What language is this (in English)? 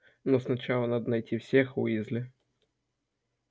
Russian